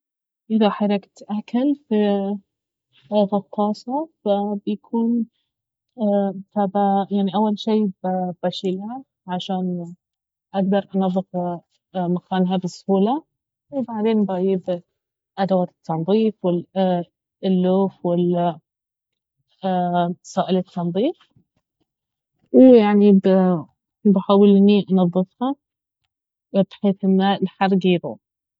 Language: Baharna Arabic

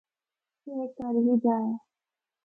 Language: Northern Hindko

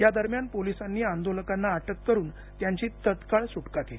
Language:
Marathi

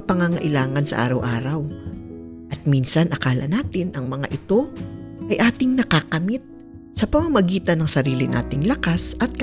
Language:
Filipino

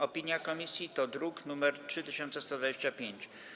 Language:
Polish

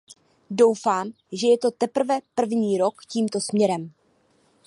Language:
Czech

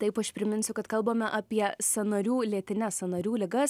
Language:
Lithuanian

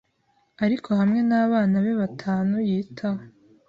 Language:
Kinyarwanda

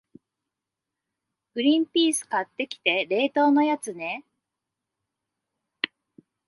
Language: Japanese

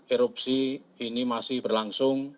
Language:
Indonesian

